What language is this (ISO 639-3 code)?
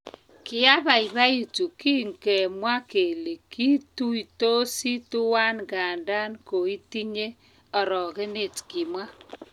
kln